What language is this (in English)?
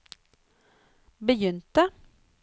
Norwegian